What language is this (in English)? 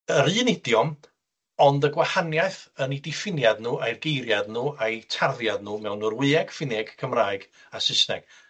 Welsh